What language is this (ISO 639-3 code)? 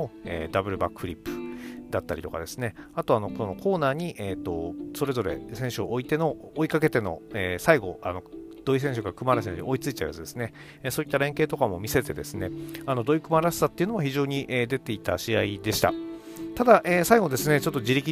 jpn